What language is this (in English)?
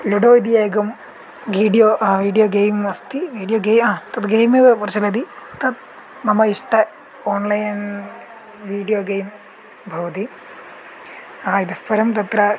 Sanskrit